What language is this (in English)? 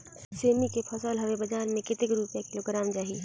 Chhattisgarhi